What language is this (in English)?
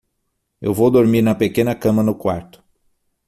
Portuguese